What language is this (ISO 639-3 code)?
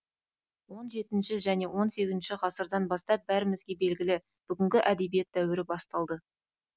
kaz